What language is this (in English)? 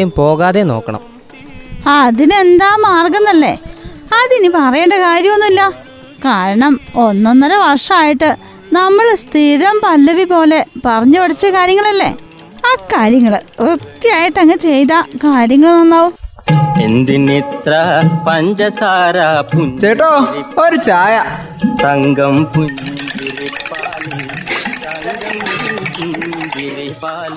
Malayalam